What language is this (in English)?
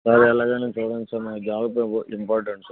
Telugu